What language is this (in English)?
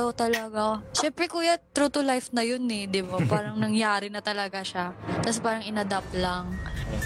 Filipino